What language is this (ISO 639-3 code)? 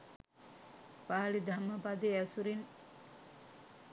sin